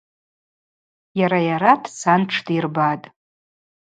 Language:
Abaza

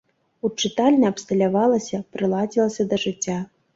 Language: Belarusian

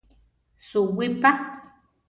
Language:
Central Tarahumara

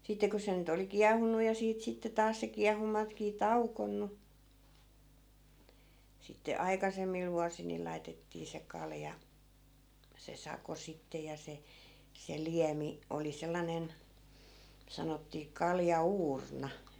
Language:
Finnish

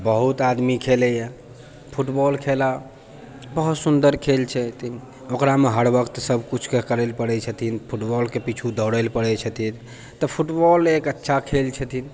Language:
Maithili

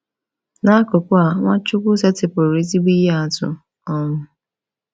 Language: Igbo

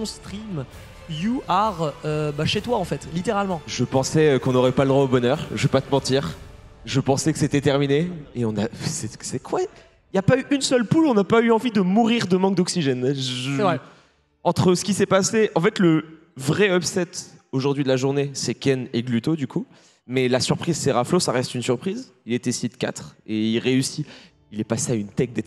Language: French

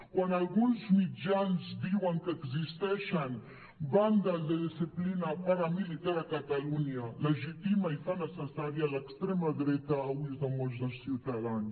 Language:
Catalan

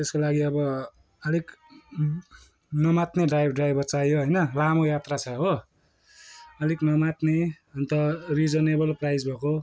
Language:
Nepali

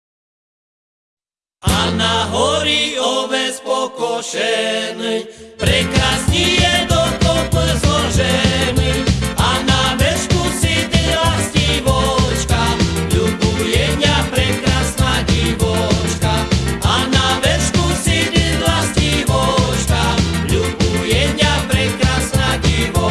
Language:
Slovak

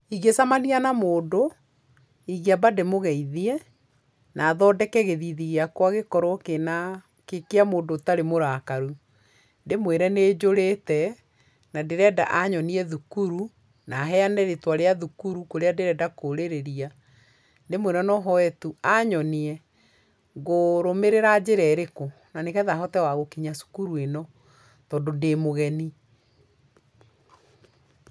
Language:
Kikuyu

